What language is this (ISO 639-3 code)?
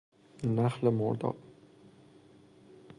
fas